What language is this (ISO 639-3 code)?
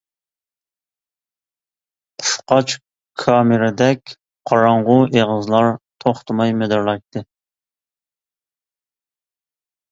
uig